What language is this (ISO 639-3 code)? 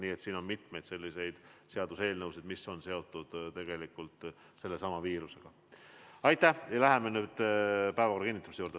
est